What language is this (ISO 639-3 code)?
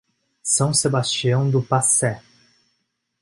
por